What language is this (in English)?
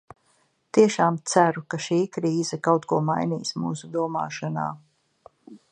Latvian